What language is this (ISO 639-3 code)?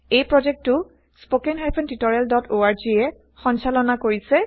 asm